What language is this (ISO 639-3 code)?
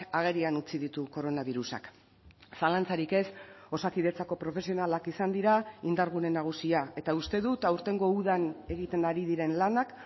eus